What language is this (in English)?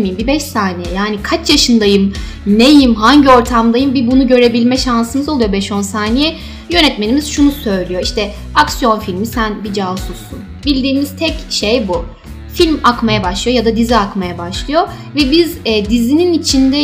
Turkish